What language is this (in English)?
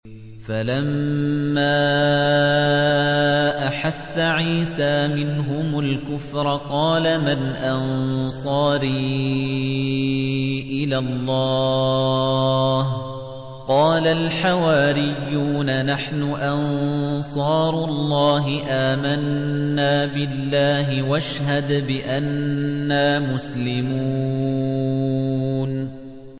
Arabic